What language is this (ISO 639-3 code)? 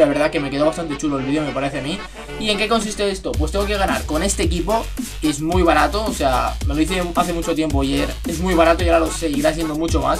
spa